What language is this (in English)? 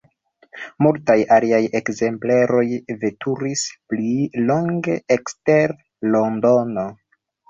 Esperanto